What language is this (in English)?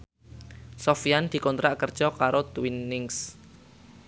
Javanese